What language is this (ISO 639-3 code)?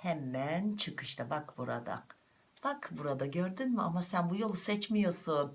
tur